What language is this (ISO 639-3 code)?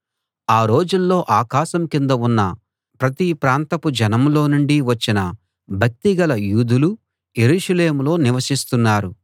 tel